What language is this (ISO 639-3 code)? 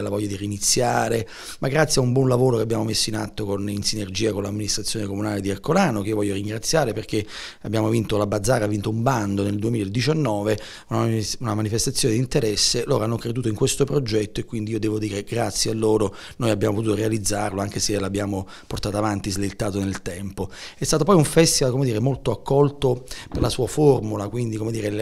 ita